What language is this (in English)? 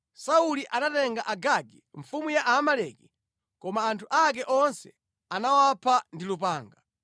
Nyanja